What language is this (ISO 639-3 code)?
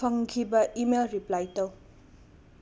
mni